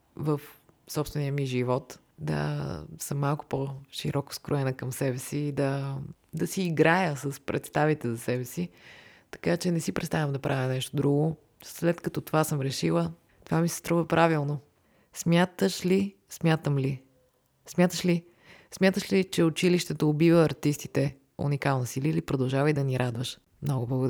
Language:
Bulgarian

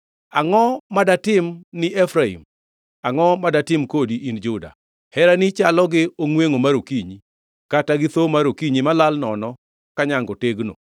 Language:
Luo (Kenya and Tanzania)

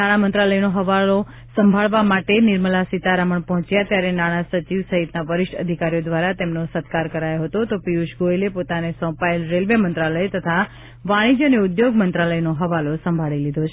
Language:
Gujarati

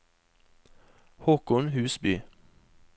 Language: Norwegian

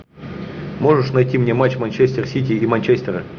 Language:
Russian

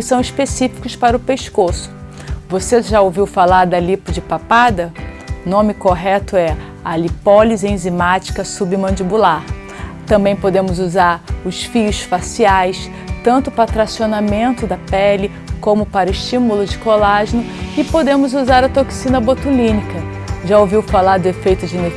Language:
Portuguese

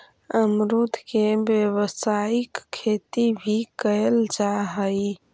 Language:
Magahi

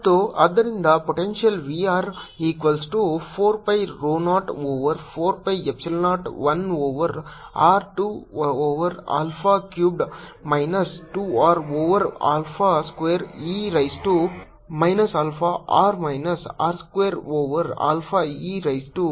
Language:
Kannada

